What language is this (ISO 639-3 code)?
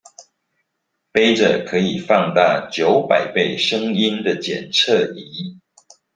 zho